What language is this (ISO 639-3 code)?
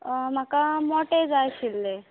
kok